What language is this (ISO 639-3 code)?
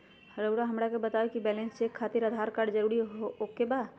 mag